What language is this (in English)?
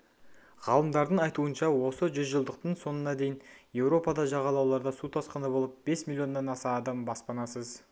Kazakh